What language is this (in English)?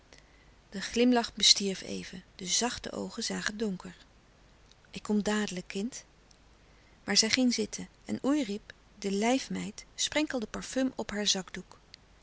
Dutch